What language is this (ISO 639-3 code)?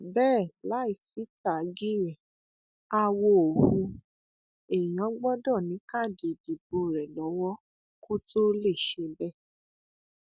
yor